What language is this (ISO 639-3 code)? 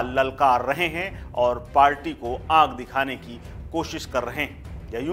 hin